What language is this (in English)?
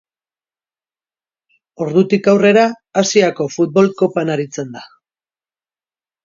Basque